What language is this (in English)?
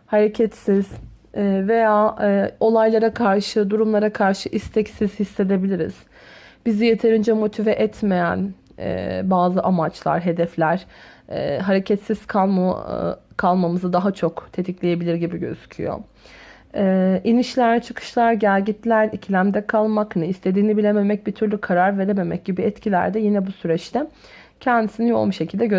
Turkish